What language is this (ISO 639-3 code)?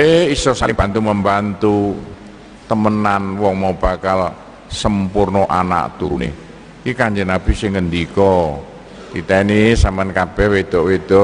ind